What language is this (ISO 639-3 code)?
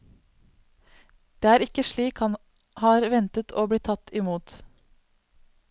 nor